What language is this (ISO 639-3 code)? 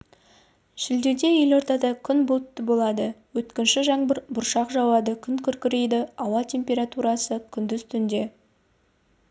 kaz